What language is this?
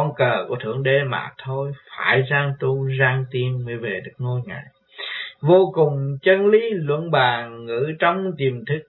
Vietnamese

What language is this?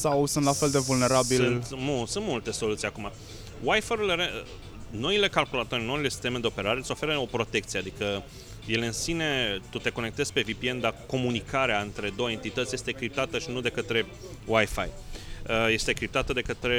Romanian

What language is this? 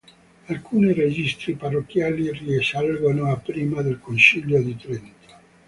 Italian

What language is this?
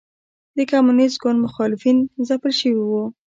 Pashto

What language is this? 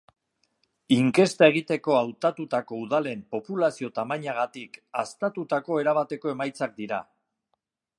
Basque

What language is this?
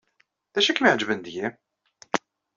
Kabyle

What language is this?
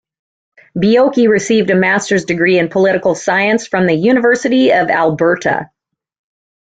English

